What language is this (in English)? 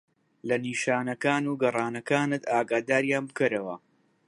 Central Kurdish